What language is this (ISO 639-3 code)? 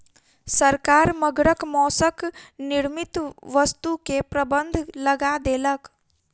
mai